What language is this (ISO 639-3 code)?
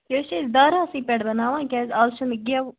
kas